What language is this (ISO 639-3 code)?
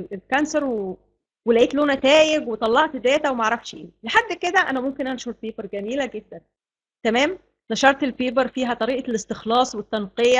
ara